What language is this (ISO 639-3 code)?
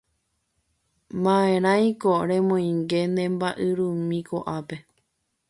grn